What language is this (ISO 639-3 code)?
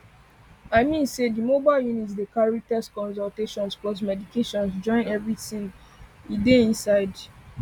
pcm